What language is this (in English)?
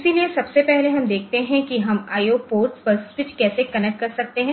Hindi